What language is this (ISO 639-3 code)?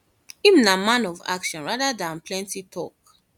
pcm